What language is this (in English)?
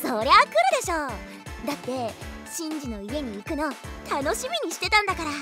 Japanese